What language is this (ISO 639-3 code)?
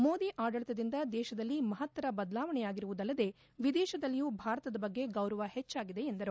kan